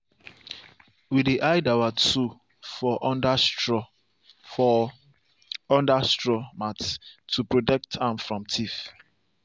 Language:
Nigerian Pidgin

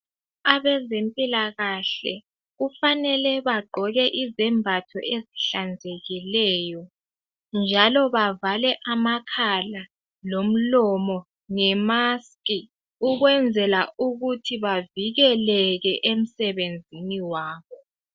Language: North Ndebele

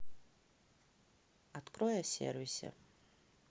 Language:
Russian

